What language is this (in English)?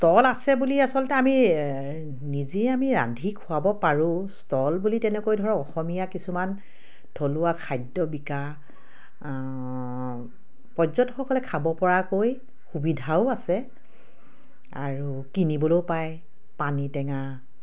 Assamese